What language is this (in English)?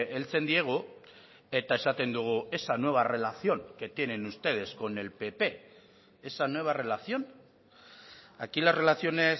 Spanish